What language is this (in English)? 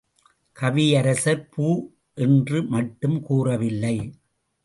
Tamil